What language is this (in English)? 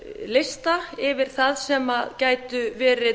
Icelandic